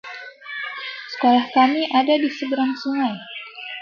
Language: Indonesian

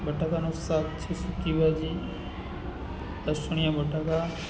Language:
Gujarati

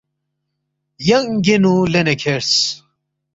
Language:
Balti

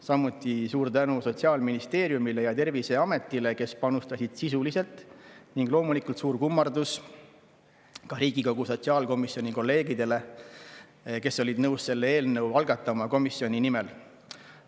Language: Estonian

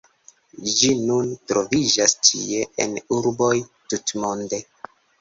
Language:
Esperanto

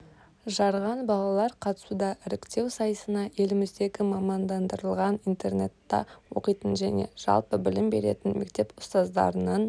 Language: Kazakh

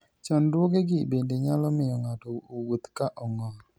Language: Luo (Kenya and Tanzania)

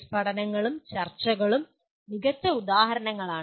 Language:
Malayalam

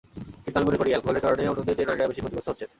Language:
Bangla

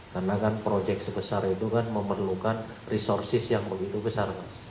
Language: Indonesian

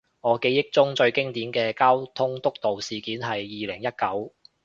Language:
Cantonese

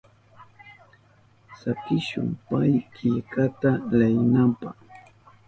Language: Southern Pastaza Quechua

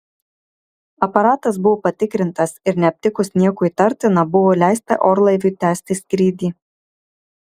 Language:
Lithuanian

